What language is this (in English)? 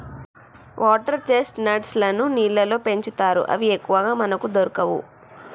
Telugu